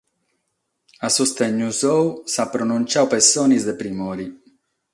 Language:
Sardinian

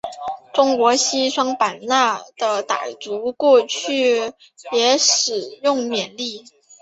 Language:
Chinese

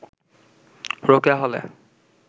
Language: Bangla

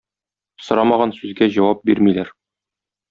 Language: Tatar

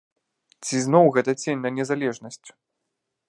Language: Belarusian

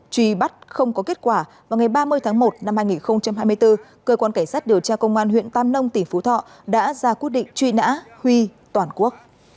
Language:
Vietnamese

